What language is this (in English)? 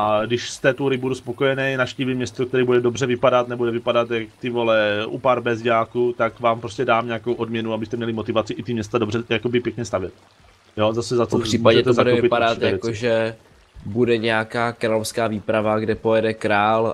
Czech